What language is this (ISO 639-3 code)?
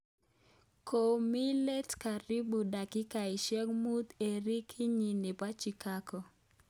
kln